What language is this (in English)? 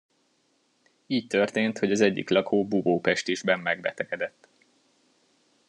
Hungarian